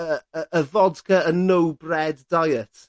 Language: Welsh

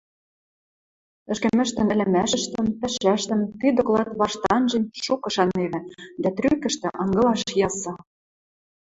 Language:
Western Mari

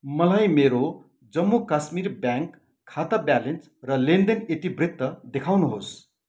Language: Nepali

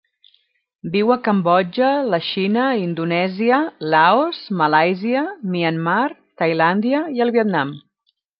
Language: Catalan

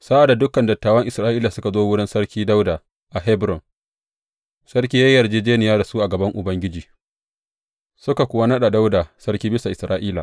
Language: Hausa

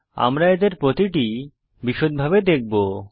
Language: Bangla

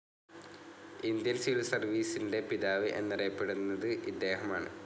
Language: Malayalam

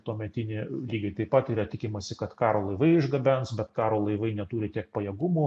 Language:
Lithuanian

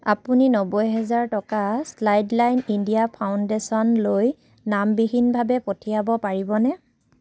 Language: Assamese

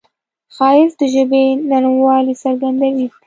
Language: Pashto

